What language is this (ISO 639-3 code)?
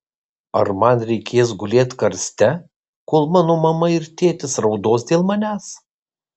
lit